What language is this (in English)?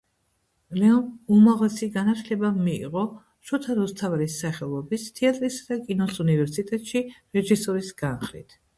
Georgian